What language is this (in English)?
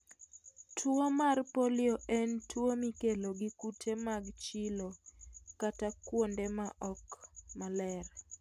Luo (Kenya and Tanzania)